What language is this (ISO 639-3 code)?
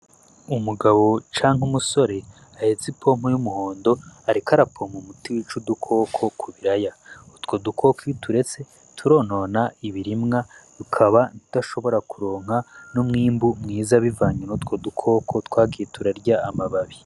run